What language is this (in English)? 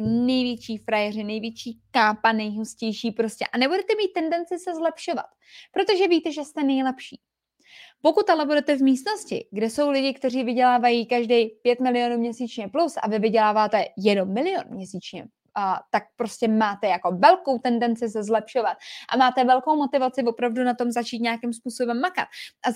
Czech